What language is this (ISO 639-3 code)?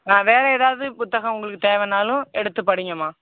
tam